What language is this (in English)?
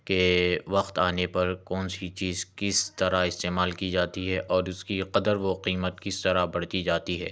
Urdu